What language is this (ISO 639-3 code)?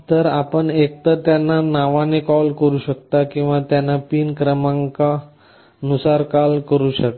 mar